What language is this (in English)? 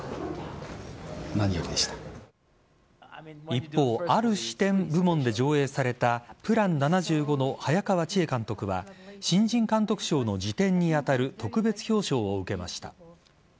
Japanese